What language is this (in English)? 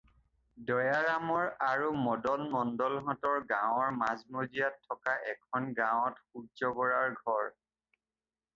Assamese